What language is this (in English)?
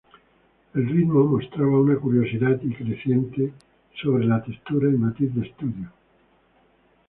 Spanish